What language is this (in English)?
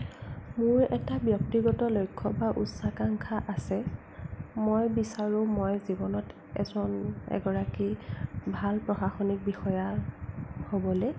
Assamese